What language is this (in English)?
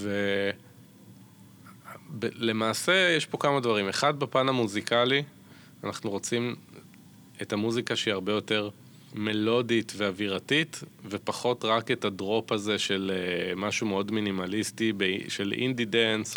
Hebrew